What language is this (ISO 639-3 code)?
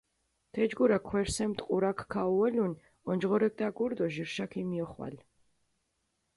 xmf